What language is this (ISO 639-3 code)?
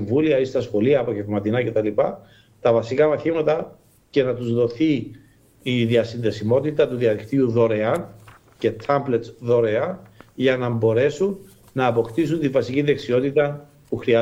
ell